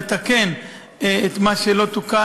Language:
Hebrew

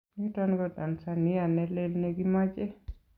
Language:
Kalenjin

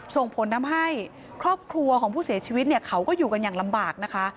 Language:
Thai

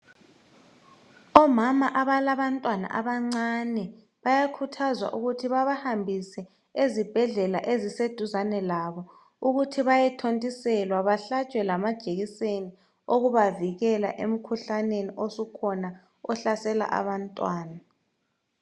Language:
North Ndebele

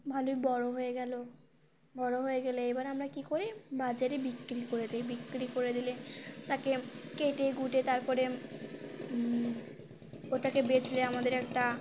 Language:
Bangla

